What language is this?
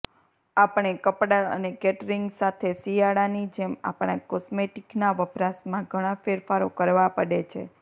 Gujarati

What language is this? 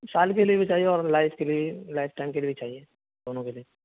Urdu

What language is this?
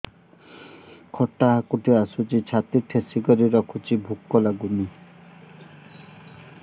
Odia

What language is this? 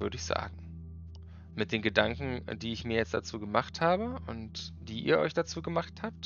German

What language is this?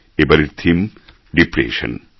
Bangla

